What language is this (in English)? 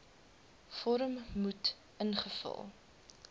Afrikaans